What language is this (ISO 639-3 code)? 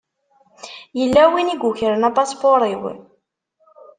kab